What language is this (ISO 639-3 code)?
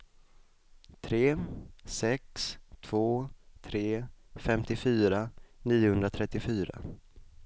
swe